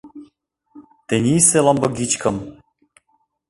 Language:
Mari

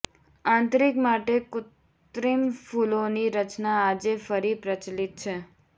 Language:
Gujarati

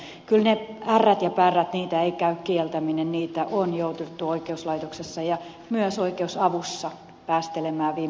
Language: Finnish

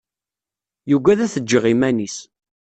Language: Kabyle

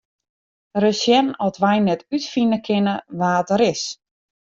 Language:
Western Frisian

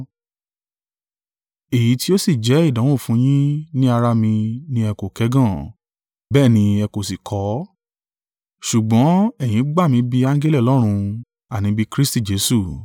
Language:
Yoruba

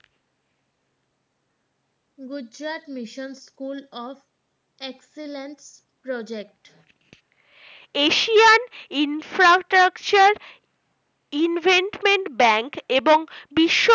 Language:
Bangla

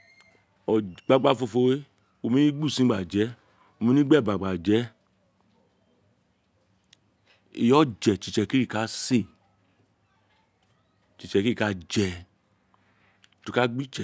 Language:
Isekiri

